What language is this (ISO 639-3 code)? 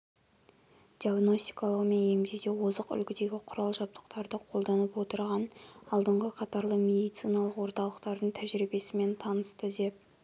kaz